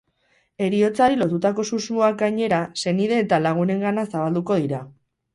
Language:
Basque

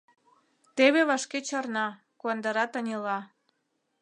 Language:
Mari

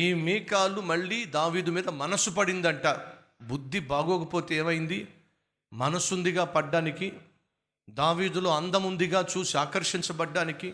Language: Telugu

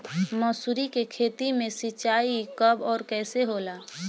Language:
Bhojpuri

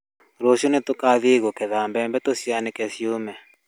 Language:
Kikuyu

